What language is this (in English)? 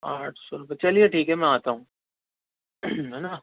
Urdu